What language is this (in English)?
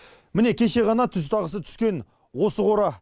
Kazakh